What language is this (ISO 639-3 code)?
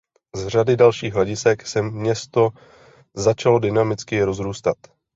ces